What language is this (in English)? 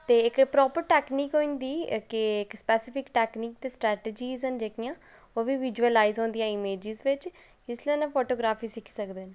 Dogri